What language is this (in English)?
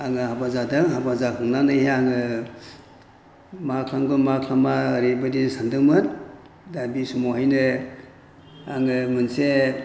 Bodo